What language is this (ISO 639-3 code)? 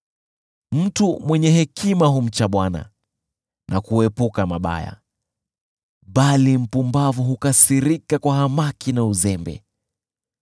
swa